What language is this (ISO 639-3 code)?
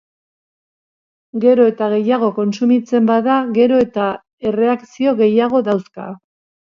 eus